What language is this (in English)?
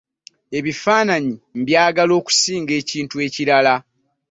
Ganda